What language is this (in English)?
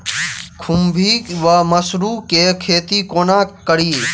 Maithili